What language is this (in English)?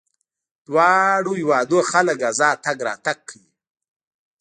Pashto